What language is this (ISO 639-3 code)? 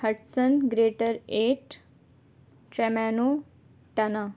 urd